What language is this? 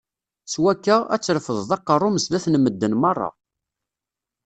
Kabyle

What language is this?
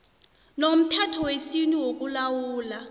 South Ndebele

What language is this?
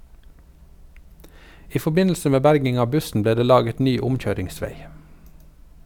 Norwegian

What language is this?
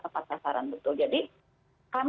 Indonesian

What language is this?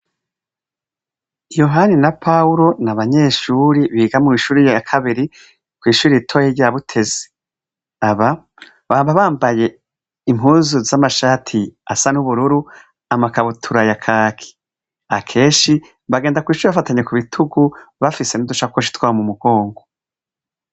Rundi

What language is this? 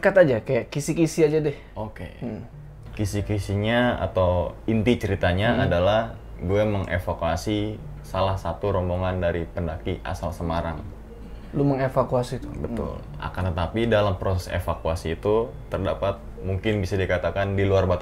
Indonesian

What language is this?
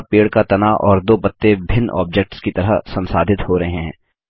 Hindi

